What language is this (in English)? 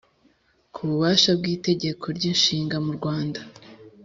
Kinyarwanda